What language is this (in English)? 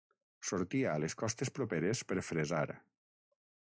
Catalan